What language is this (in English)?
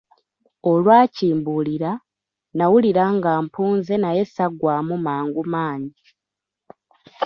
Ganda